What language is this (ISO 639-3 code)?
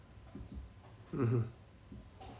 eng